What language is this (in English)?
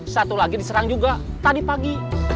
Indonesian